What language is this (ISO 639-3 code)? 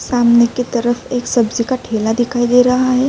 urd